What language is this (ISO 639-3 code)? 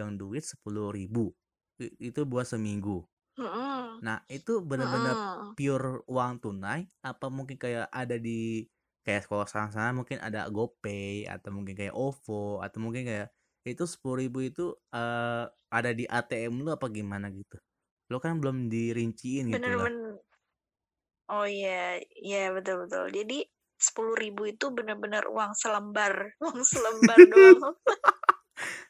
ind